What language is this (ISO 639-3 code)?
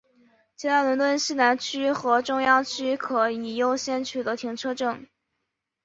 zho